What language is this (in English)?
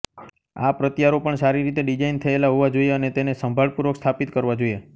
Gujarati